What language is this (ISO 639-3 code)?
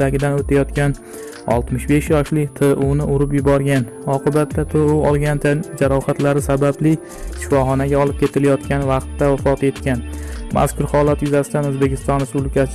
tur